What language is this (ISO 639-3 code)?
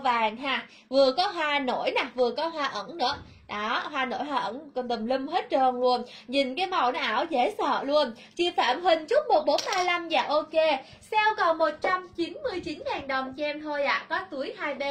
vie